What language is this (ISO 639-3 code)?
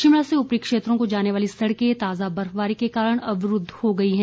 hin